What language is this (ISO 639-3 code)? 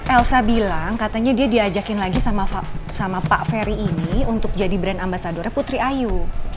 ind